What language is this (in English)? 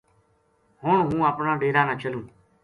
Gujari